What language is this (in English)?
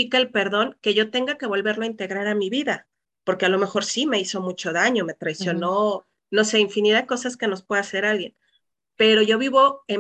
Spanish